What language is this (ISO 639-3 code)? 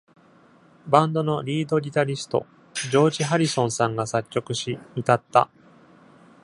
jpn